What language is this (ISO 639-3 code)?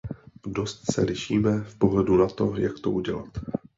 ces